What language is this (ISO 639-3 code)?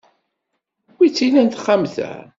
kab